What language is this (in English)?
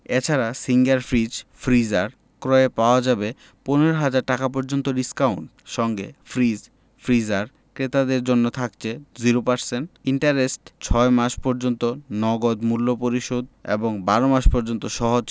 Bangla